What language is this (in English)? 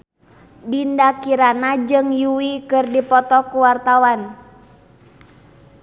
Sundanese